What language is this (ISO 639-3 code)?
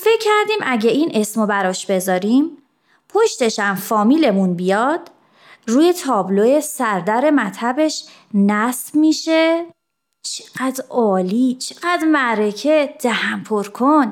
fas